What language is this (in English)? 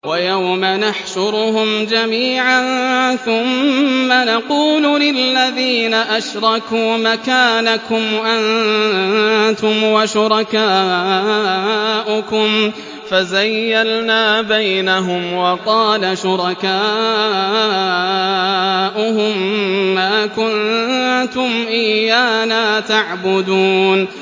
Arabic